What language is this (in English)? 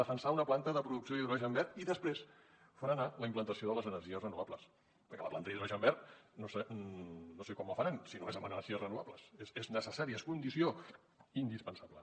Catalan